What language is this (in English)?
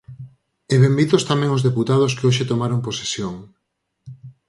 Galician